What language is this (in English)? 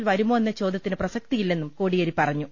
Malayalam